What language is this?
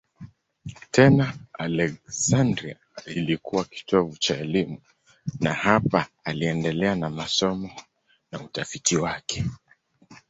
Swahili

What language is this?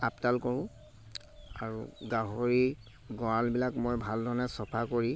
Assamese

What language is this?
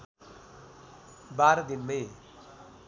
Nepali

